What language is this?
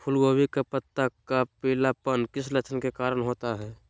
Magahi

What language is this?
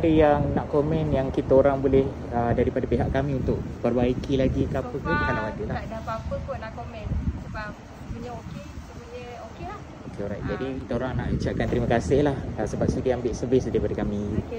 Malay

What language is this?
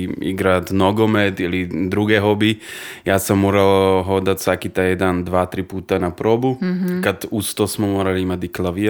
Croatian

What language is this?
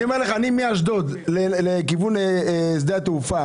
Hebrew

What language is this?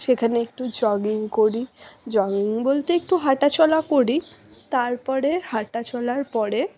Bangla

